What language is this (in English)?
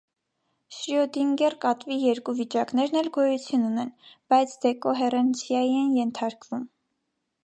Armenian